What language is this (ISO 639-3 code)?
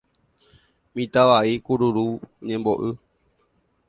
grn